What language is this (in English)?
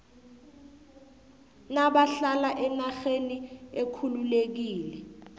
South Ndebele